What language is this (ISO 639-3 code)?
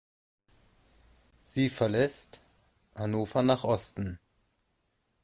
deu